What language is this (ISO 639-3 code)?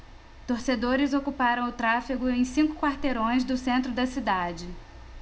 por